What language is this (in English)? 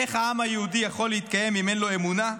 Hebrew